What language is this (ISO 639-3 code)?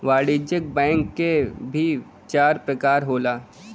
bho